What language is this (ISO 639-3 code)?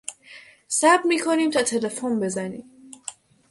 fas